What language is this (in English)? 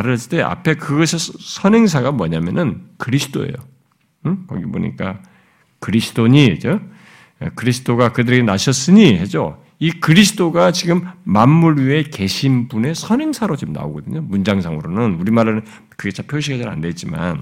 Korean